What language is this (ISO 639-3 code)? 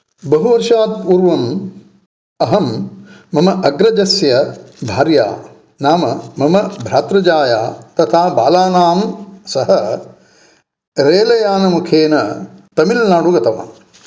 san